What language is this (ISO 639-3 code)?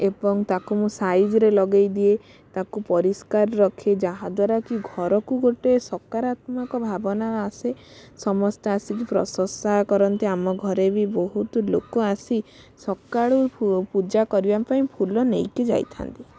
ori